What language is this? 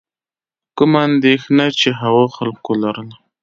Pashto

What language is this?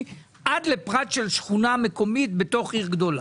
Hebrew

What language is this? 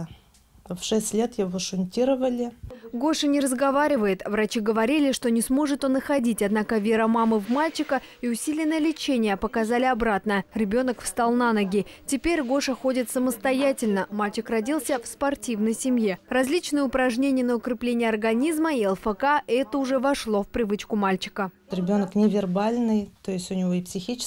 Russian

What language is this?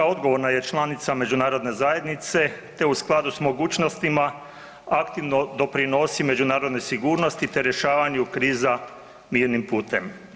Croatian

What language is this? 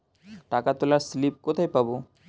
Bangla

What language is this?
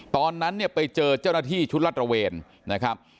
Thai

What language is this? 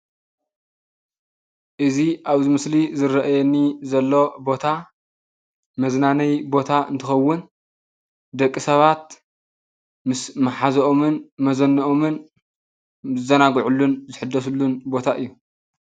Tigrinya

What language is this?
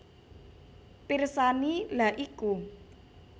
Javanese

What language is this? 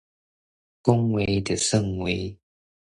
Min Nan Chinese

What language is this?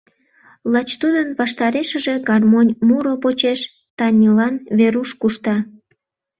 Mari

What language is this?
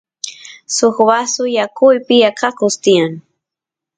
Santiago del Estero Quichua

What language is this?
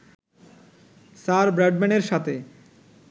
Bangla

